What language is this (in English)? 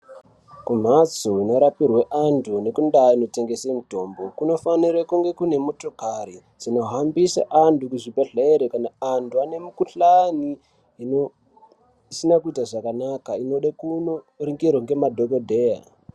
Ndau